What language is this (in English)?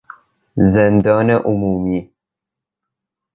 Persian